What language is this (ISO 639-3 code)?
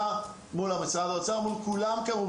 heb